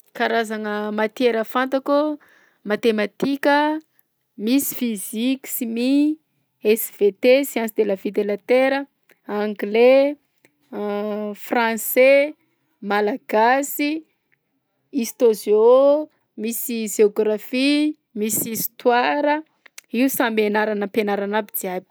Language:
Southern Betsimisaraka Malagasy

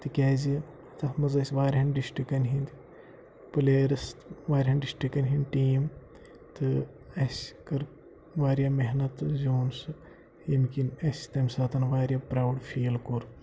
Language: Kashmiri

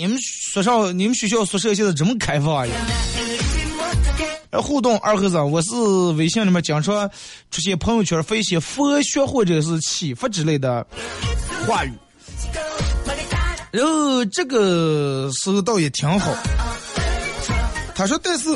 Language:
Chinese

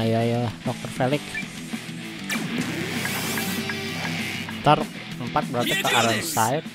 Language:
Indonesian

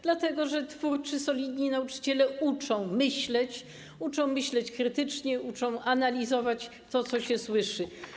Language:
Polish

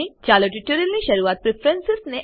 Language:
Gujarati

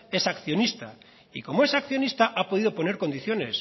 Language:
Spanish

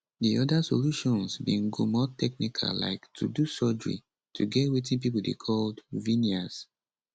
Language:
Nigerian Pidgin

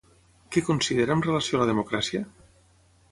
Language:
Catalan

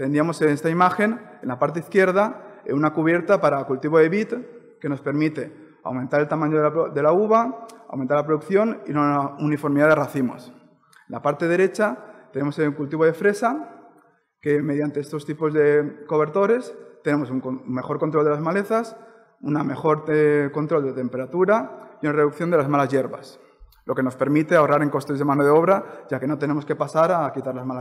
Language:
Spanish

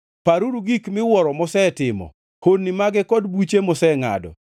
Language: Luo (Kenya and Tanzania)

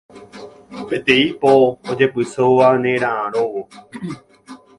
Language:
Guarani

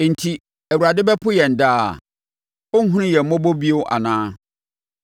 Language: Akan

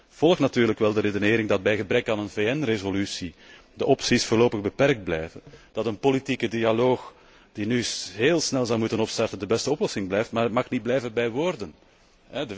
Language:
Dutch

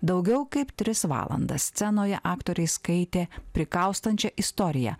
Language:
Lithuanian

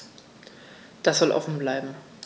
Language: German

